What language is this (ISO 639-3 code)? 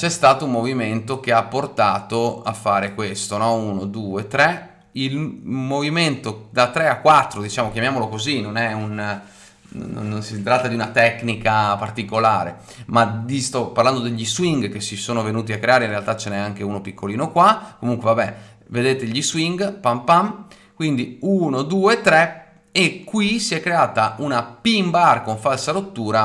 ita